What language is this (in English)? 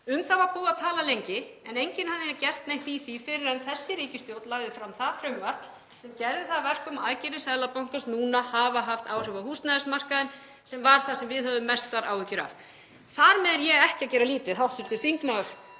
Icelandic